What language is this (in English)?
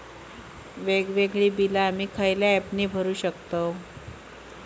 Marathi